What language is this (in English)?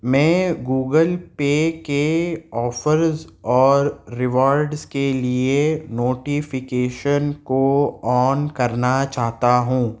Urdu